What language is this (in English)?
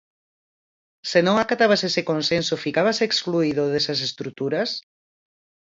Galician